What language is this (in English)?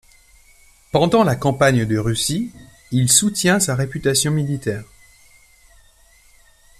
French